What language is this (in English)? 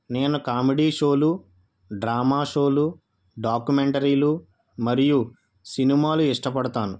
Telugu